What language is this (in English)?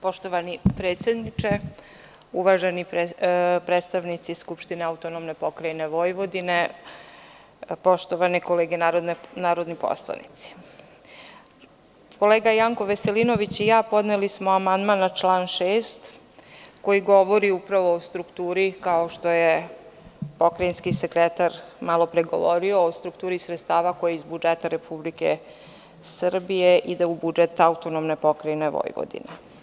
Serbian